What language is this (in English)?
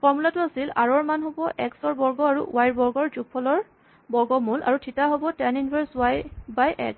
Assamese